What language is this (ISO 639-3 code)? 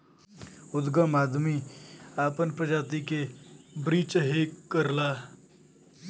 bho